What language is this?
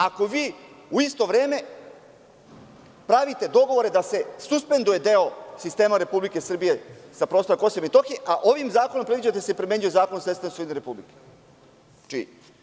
Serbian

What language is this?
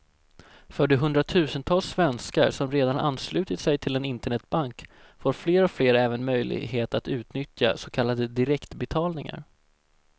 Swedish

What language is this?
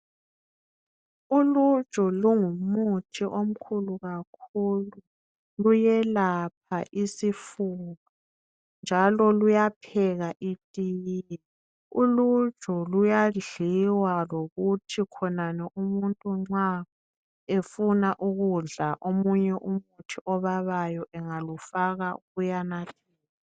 North Ndebele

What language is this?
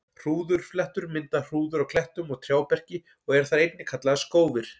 Icelandic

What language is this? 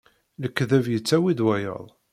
Kabyle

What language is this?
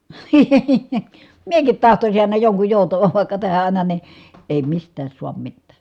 Finnish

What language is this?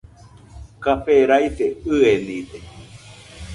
Nüpode Huitoto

